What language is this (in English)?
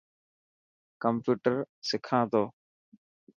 Dhatki